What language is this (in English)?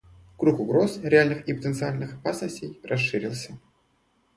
Russian